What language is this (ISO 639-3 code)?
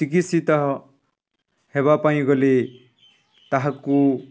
ori